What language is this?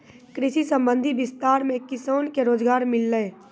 Maithili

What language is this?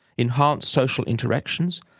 English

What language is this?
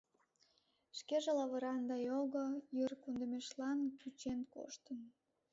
Mari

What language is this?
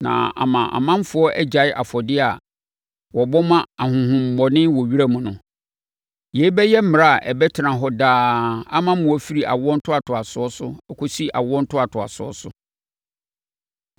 Akan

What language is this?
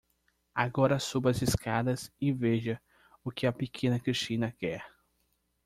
Portuguese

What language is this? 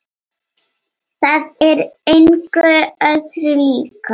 Icelandic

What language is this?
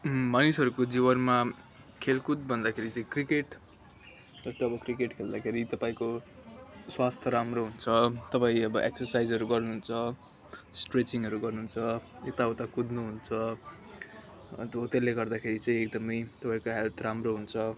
Nepali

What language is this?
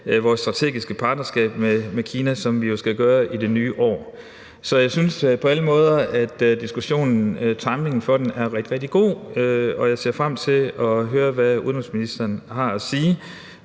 Danish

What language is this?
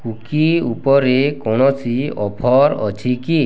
Odia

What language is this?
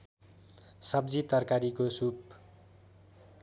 Nepali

